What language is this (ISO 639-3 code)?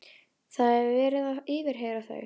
isl